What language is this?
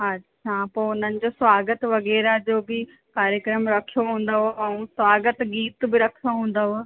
Sindhi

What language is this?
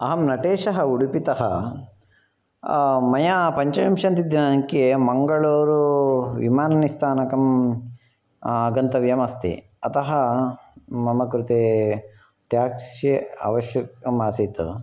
Sanskrit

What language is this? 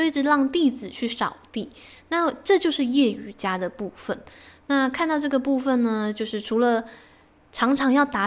Chinese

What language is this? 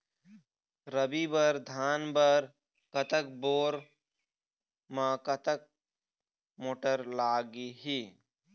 Chhattisgarhi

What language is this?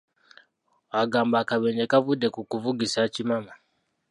Ganda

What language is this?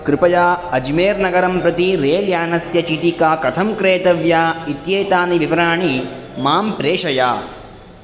Sanskrit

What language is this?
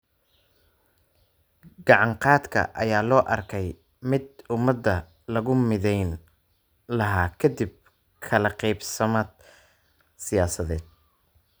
Somali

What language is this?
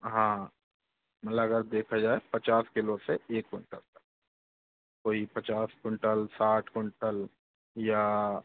Hindi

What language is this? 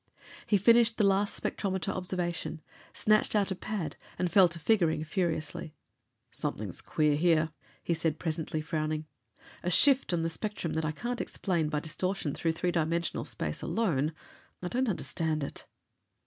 English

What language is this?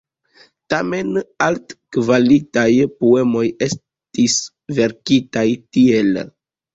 Esperanto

